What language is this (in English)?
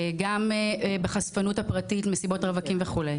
Hebrew